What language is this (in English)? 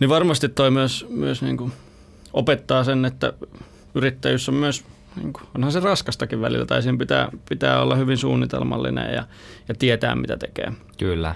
Finnish